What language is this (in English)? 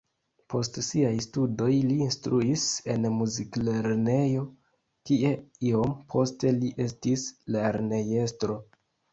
Esperanto